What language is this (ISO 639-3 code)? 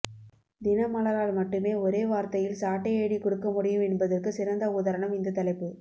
tam